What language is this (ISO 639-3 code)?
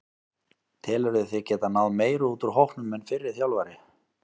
isl